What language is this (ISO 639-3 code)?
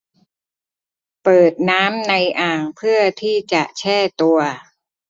tha